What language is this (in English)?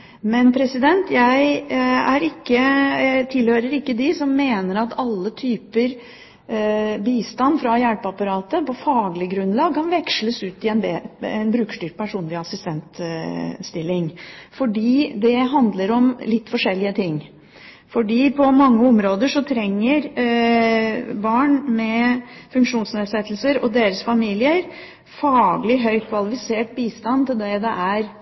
Norwegian Bokmål